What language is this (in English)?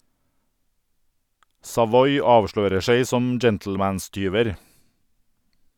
Norwegian